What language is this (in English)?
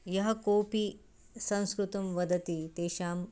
Sanskrit